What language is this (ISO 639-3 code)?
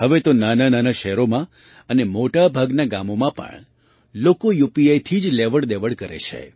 guj